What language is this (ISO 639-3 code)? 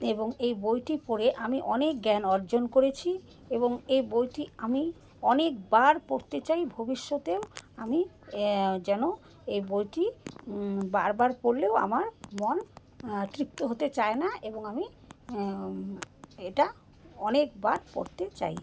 ben